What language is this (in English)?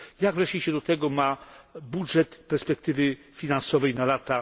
Polish